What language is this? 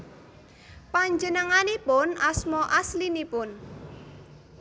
Javanese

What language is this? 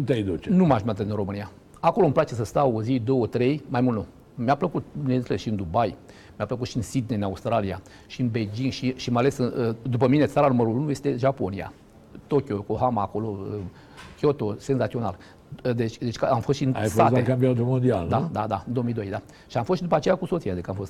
Romanian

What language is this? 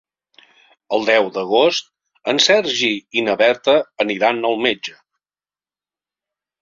Catalan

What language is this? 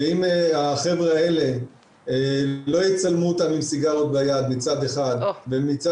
Hebrew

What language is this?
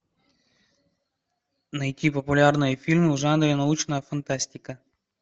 Russian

